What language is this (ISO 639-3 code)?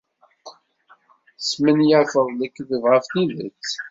kab